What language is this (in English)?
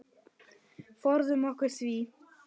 Icelandic